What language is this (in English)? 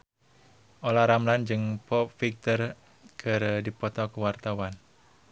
Sundanese